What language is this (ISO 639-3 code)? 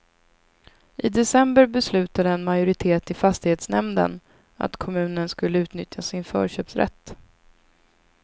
swe